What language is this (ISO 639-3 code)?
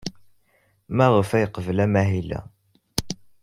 kab